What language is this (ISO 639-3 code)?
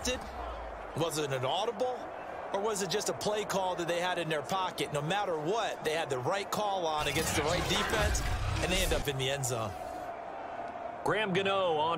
eng